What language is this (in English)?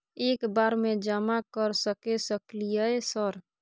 Maithili